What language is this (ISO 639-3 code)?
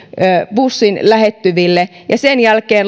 fin